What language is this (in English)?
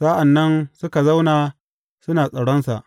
Hausa